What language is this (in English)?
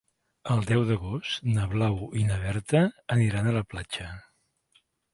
Catalan